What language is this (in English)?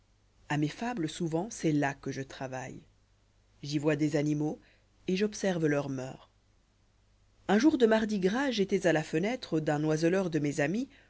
French